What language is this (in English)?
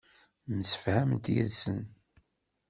Kabyle